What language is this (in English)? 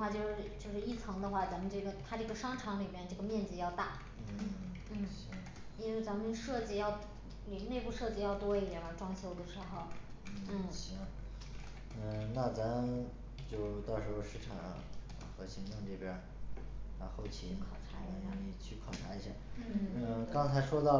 Chinese